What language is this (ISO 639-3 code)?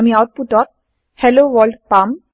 asm